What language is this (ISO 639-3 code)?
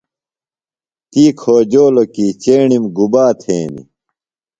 phl